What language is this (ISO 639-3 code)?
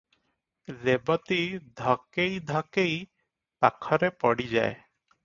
ori